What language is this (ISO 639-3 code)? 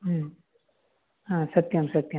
san